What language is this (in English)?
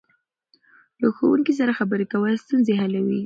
Pashto